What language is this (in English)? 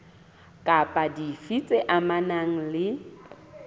Southern Sotho